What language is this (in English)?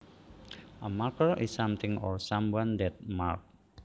Javanese